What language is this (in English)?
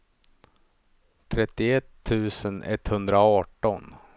Swedish